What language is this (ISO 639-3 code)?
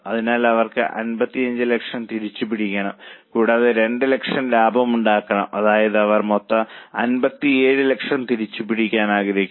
mal